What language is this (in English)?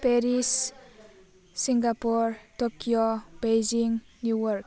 Bodo